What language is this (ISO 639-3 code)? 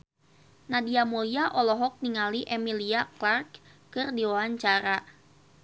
sun